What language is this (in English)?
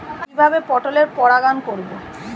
Bangla